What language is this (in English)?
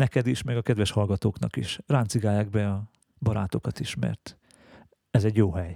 Hungarian